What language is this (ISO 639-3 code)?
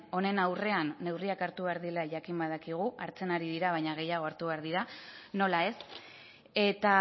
eus